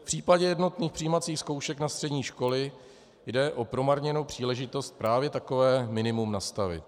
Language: Czech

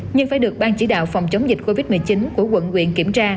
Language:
Vietnamese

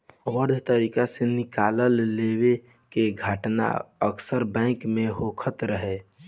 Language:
Bhojpuri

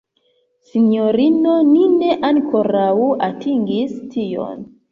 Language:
Esperanto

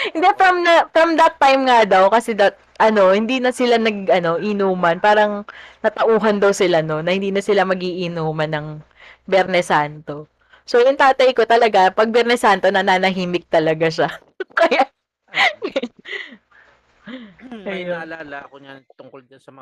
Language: Filipino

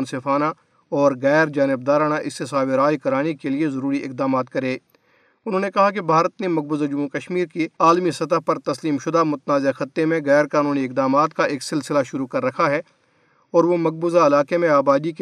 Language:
Urdu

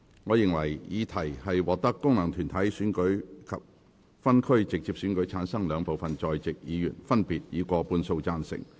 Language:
Cantonese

